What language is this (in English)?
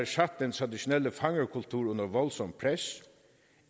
Danish